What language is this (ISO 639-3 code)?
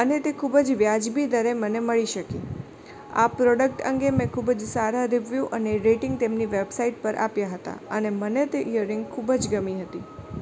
guj